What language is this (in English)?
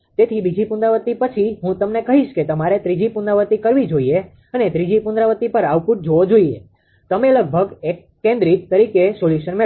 Gujarati